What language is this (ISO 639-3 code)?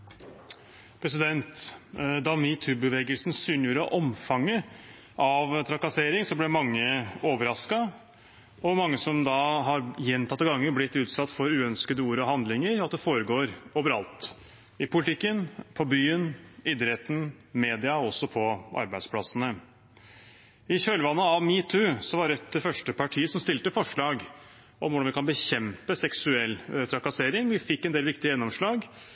nor